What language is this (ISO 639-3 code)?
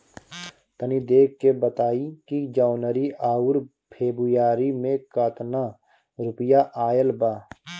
bho